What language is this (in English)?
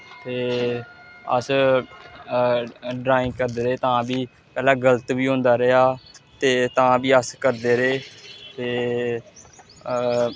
Dogri